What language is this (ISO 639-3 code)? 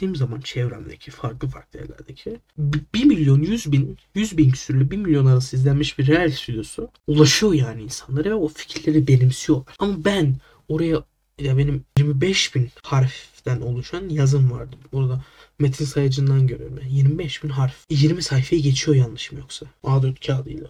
tur